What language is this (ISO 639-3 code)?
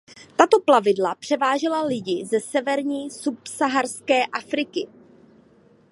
ces